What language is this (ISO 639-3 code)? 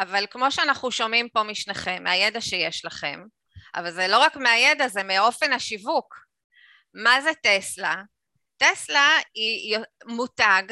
heb